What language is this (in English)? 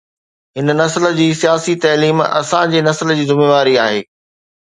Sindhi